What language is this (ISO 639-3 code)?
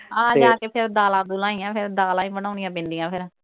pan